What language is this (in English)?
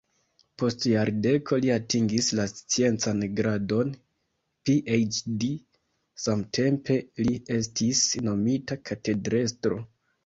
Esperanto